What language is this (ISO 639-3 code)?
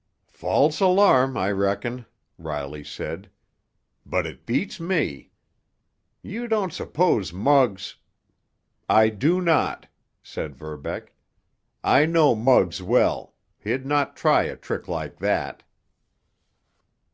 eng